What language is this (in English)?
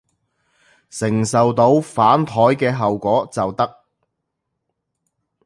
Cantonese